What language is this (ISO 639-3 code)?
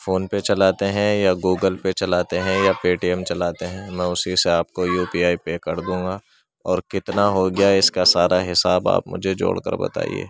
urd